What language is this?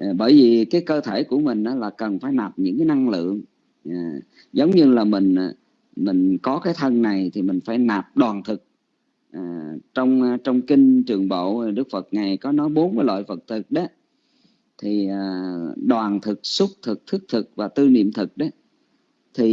Vietnamese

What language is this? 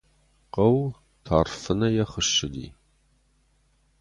Ossetic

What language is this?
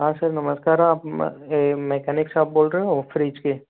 Hindi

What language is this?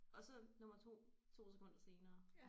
Danish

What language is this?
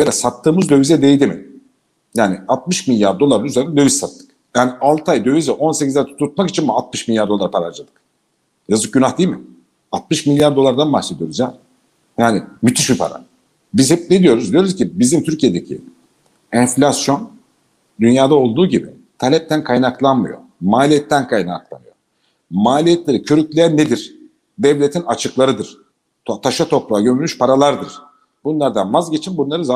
Turkish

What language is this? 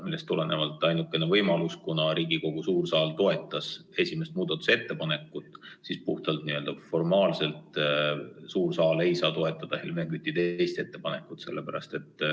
Estonian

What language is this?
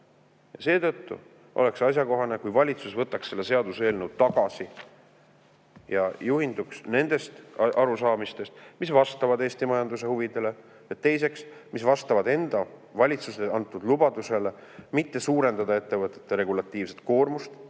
Estonian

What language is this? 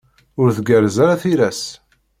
Kabyle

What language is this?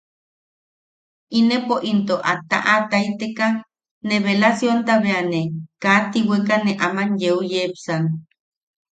Yaqui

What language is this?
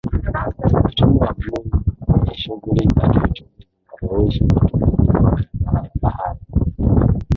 Swahili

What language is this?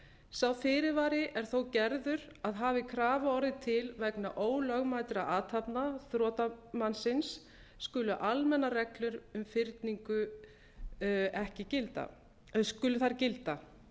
Icelandic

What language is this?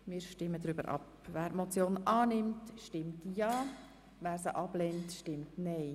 Swiss German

